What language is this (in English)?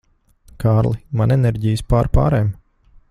Latvian